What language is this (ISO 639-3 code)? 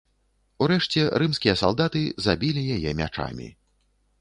bel